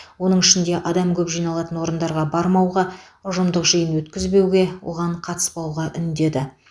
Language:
Kazakh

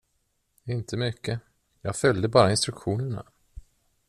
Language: Swedish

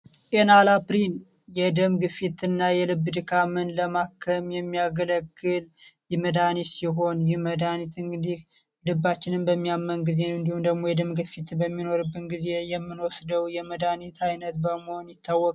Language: Amharic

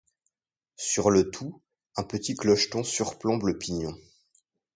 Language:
French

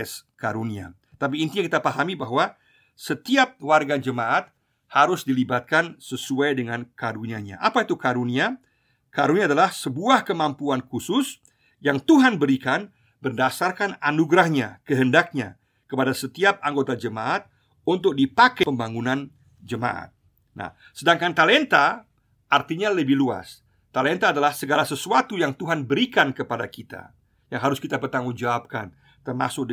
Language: Indonesian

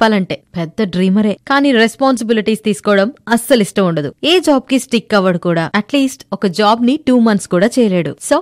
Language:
Telugu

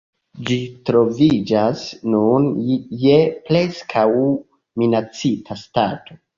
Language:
Esperanto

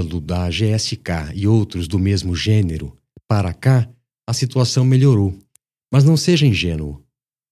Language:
Portuguese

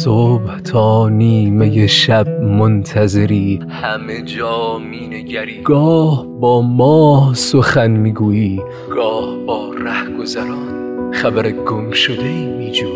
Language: Persian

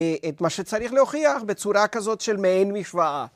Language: Hebrew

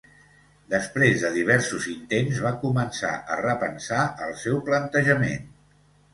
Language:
Catalan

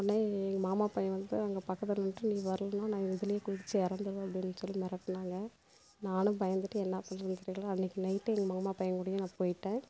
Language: Tamil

